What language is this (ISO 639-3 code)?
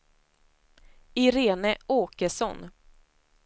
swe